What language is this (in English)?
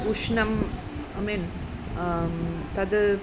Sanskrit